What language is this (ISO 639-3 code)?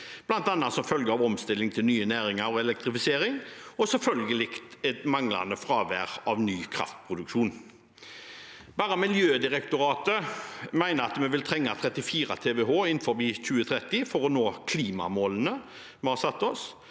nor